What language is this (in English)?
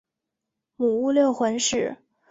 Chinese